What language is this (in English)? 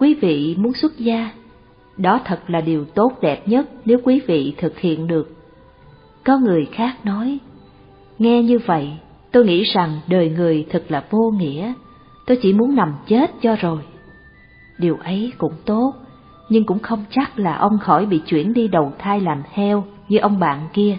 Vietnamese